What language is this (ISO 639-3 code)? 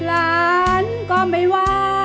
tha